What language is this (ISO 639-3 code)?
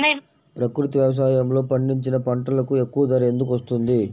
tel